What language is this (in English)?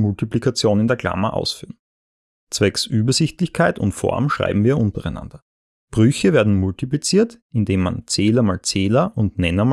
German